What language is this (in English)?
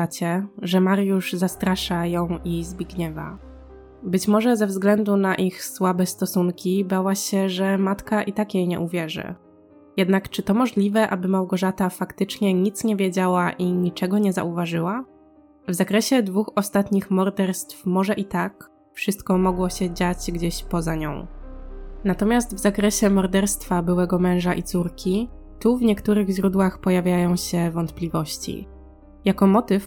Polish